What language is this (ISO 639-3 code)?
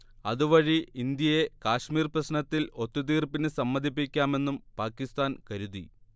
mal